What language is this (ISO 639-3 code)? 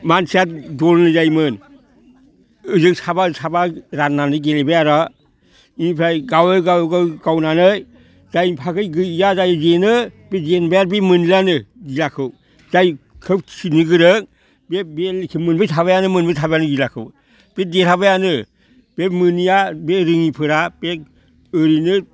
brx